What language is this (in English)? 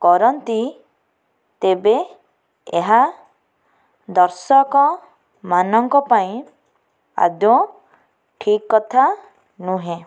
Odia